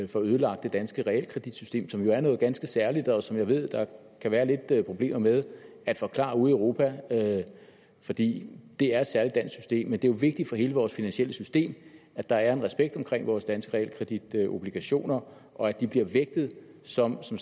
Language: Danish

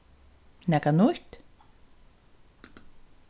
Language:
Faroese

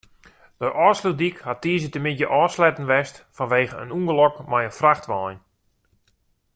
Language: Western Frisian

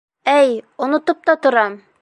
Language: Bashkir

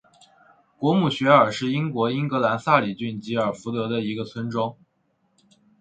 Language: Chinese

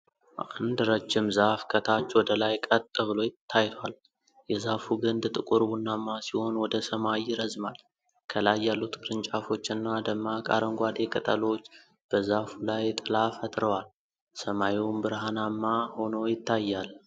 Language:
Amharic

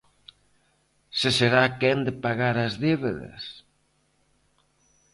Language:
Galician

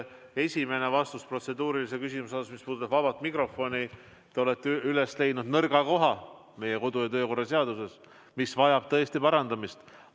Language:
Estonian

